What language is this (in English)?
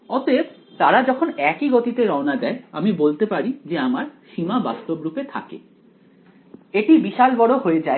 Bangla